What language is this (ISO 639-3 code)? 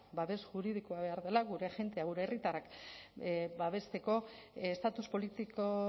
eus